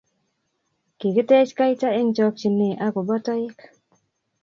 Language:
Kalenjin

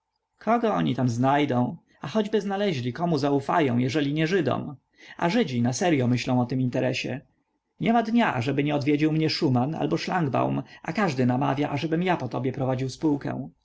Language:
Polish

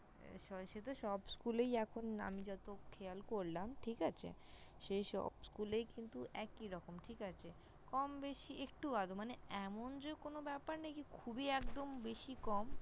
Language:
Bangla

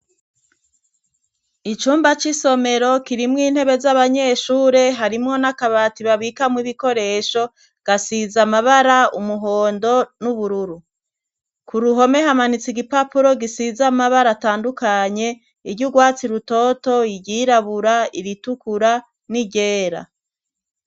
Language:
Rundi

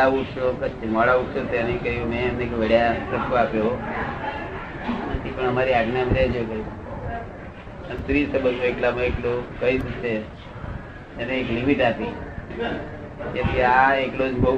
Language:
Gujarati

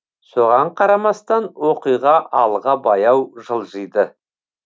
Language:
Kazakh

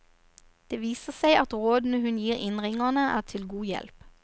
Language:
Norwegian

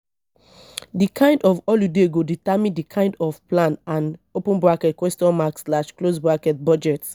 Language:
Nigerian Pidgin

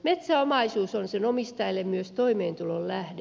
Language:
Finnish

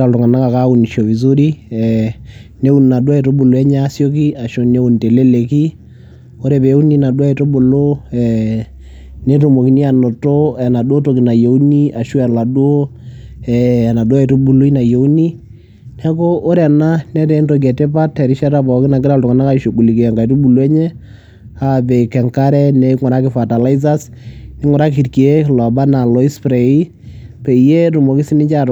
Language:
Masai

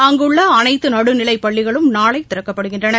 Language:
Tamil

